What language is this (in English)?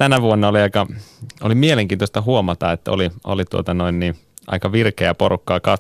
Finnish